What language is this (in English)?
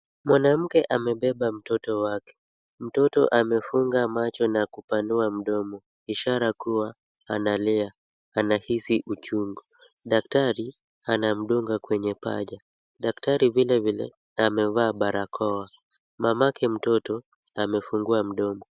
Swahili